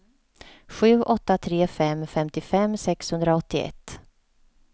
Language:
Swedish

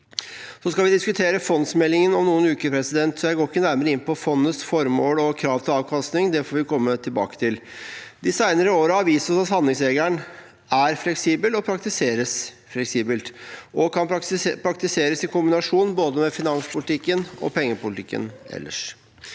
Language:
Norwegian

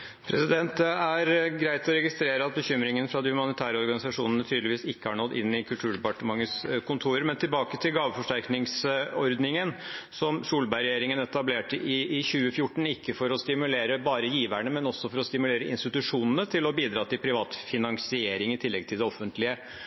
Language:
Norwegian Bokmål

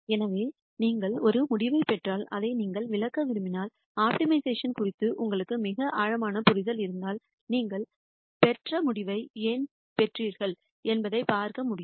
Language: Tamil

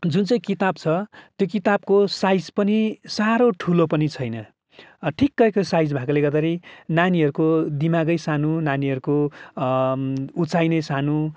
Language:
Nepali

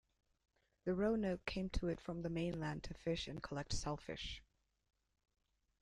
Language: English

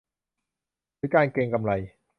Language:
Thai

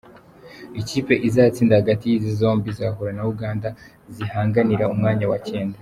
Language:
Kinyarwanda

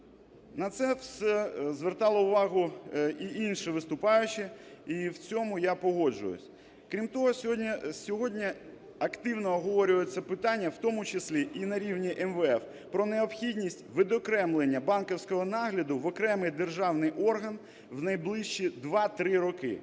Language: Ukrainian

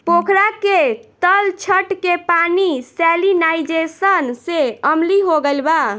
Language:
Bhojpuri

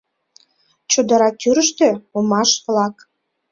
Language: Mari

